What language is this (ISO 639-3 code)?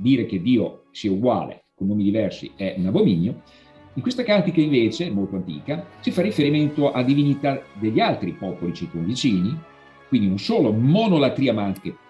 ita